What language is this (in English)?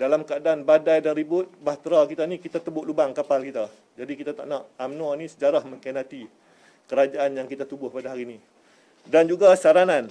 Malay